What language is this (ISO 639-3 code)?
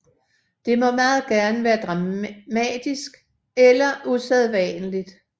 dan